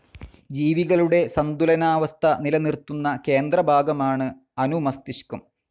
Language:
Malayalam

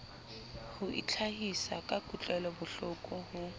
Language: Southern Sotho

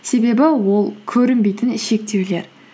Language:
Kazakh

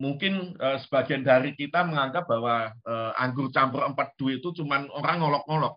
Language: Indonesian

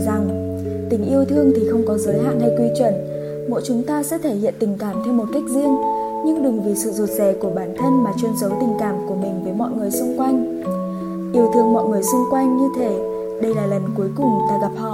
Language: Vietnamese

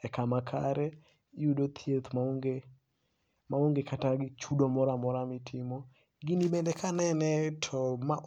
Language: Luo (Kenya and Tanzania)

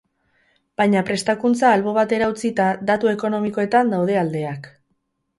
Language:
Basque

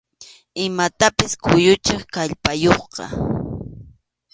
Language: Arequipa-La Unión Quechua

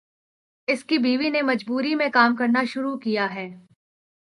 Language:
Urdu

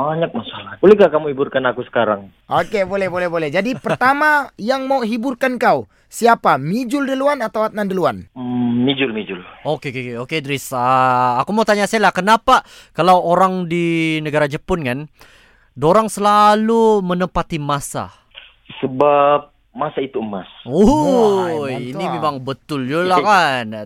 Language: Malay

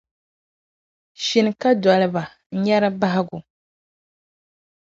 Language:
Dagbani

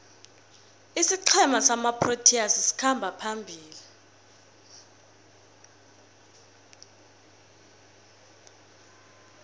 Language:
South Ndebele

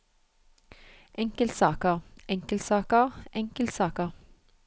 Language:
Norwegian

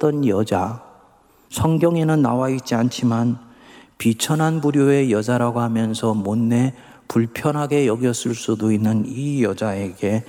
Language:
Korean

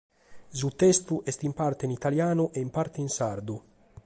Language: Sardinian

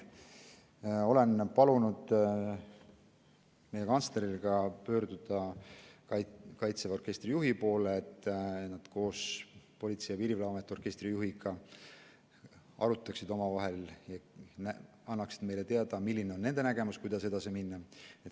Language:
Estonian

